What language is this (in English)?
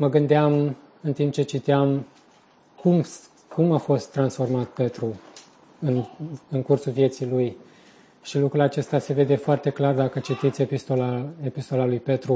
Romanian